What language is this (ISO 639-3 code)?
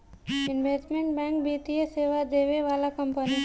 bho